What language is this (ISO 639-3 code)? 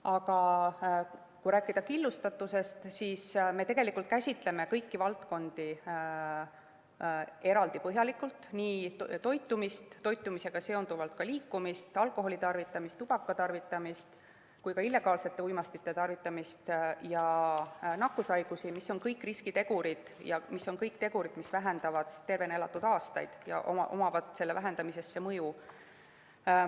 est